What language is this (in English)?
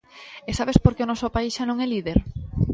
Galician